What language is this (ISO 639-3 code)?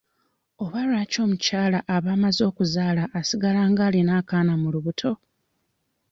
lug